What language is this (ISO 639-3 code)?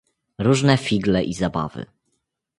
pol